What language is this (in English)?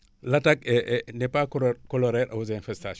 Wolof